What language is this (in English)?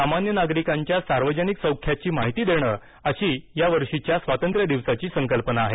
Marathi